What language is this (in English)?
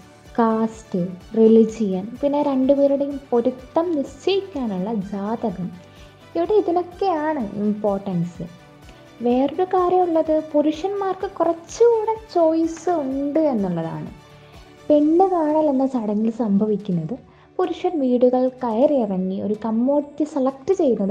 Malayalam